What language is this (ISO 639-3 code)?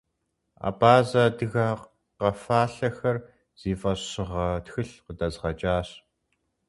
kbd